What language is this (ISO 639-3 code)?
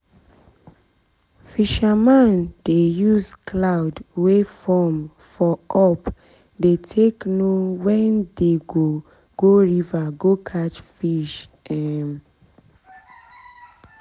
pcm